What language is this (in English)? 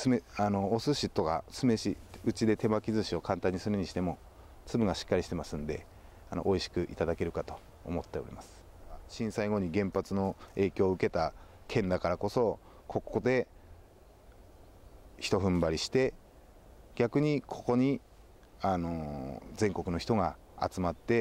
Japanese